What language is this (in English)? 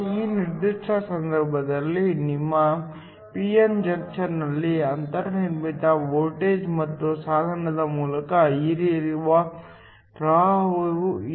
Kannada